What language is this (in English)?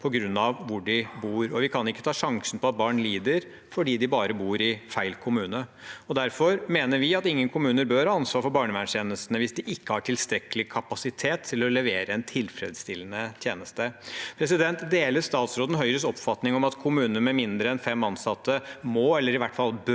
Norwegian